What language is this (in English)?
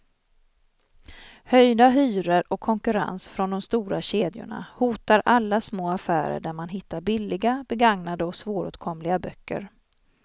Swedish